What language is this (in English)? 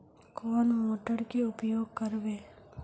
Magahi